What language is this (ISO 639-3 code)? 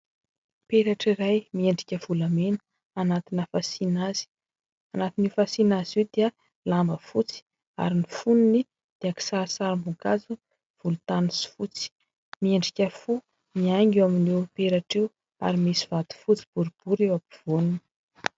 mlg